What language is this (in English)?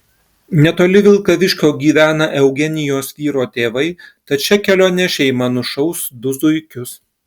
Lithuanian